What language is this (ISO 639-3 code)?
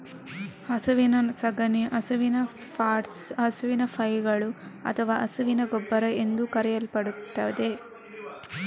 kan